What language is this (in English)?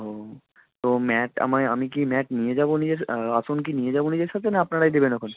Bangla